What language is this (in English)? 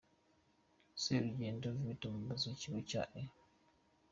Kinyarwanda